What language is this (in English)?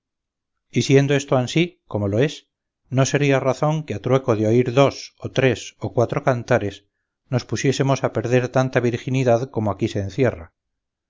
Spanish